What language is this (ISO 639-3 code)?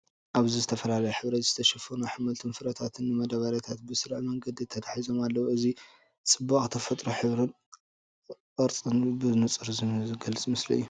tir